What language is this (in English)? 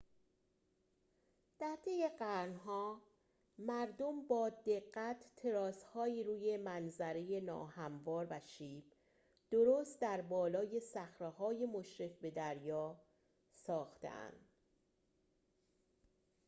Persian